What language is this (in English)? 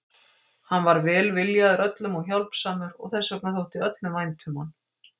Icelandic